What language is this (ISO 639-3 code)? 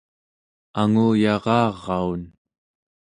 esu